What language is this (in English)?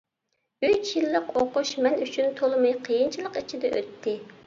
Uyghur